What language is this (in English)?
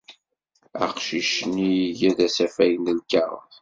Kabyle